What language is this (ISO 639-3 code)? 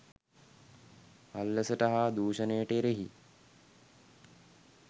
sin